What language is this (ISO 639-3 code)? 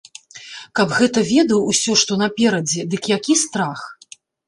bel